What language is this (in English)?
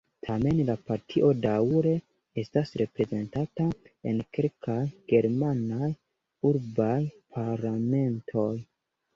Esperanto